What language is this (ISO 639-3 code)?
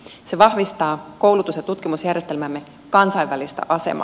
fin